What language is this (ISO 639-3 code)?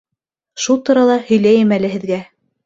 bak